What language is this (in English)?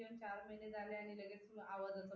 Marathi